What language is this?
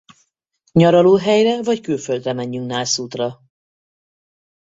Hungarian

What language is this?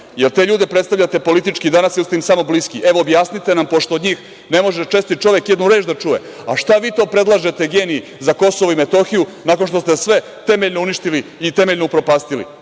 Serbian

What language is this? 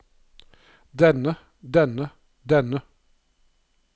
Norwegian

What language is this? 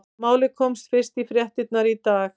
Icelandic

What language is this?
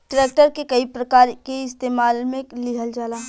Bhojpuri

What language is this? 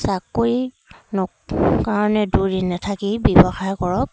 Assamese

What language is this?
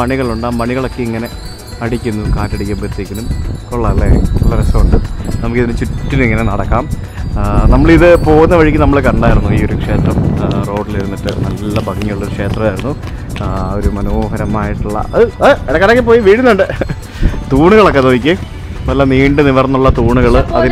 Malayalam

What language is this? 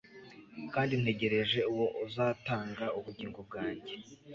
Kinyarwanda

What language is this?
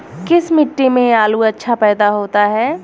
Hindi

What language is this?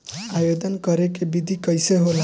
Bhojpuri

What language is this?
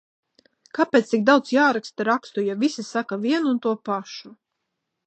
Latvian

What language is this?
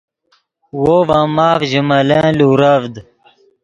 Yidgha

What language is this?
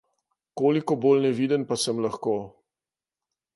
Slovenian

